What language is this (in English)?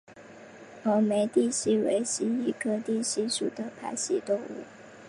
Chinese